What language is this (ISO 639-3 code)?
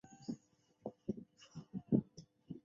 zho